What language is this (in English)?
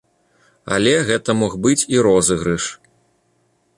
Belarusian